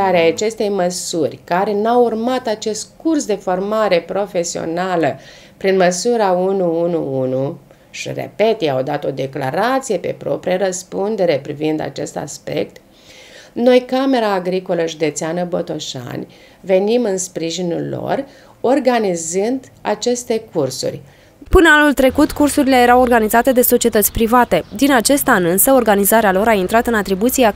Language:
Romanian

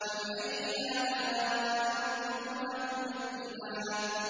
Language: Arabic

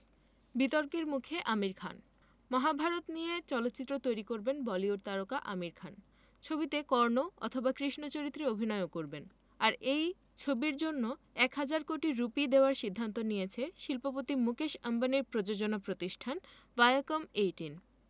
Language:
Bangla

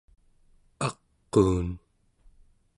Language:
Central Yupik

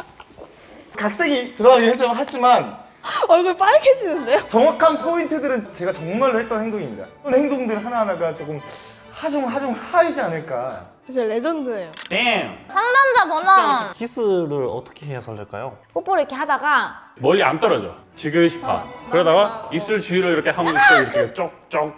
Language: Korean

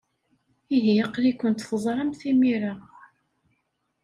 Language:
Kabyle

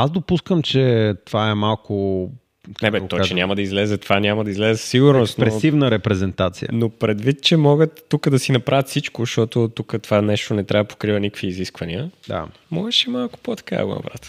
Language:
Bulgarian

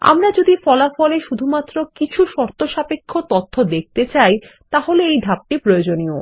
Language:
Bangla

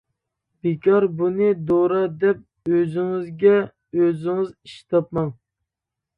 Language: Uyghur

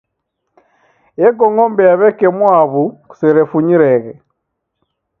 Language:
Taita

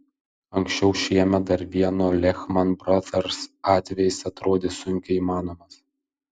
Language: Lithuanian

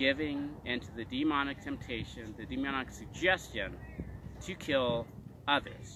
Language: English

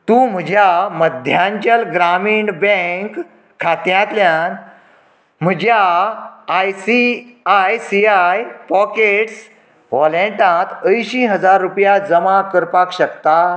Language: Konkani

